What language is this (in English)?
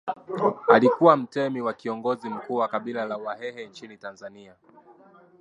Swahili